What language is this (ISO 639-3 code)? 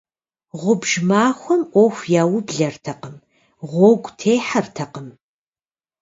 kbd